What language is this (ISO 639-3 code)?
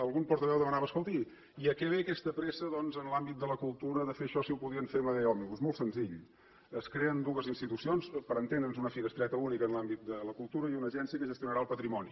cat